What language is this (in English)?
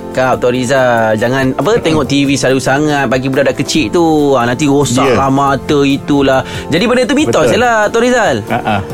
Malay